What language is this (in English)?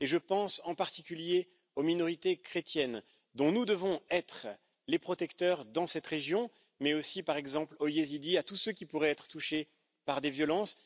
French